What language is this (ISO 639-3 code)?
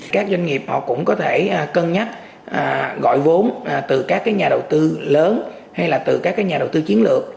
vie